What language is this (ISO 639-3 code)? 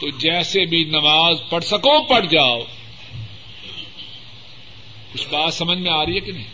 urd